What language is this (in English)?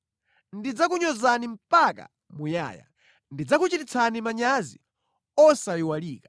Nyanja